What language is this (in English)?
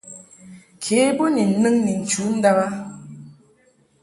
Mungaka